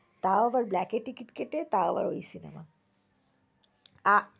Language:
Bangla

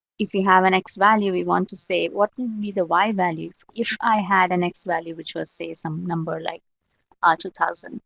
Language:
English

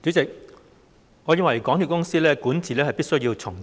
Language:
Cantonese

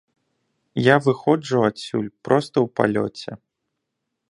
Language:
Belarusian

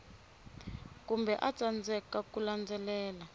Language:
Tsonga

